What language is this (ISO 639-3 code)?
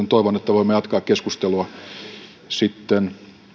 fin